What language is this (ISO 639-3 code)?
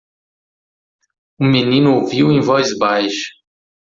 por